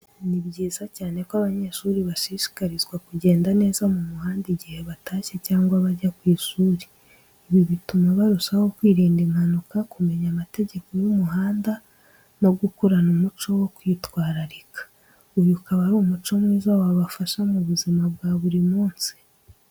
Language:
Kinyarwanda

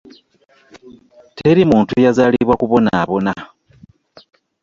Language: Ganda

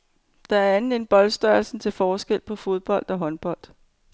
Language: Danish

